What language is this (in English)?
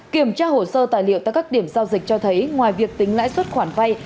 Vietnamese